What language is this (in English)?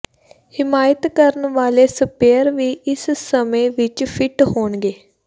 Punjabi